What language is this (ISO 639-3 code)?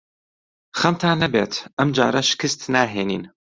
ckb